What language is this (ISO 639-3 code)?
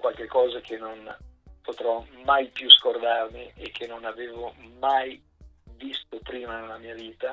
ita